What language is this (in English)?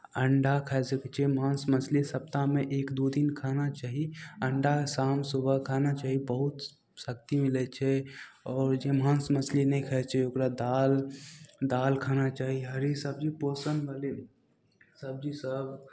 Maithili